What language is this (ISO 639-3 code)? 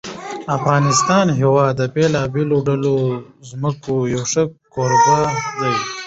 pus